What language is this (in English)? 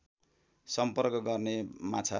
Nepali